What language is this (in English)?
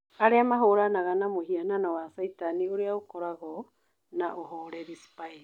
Kikuyu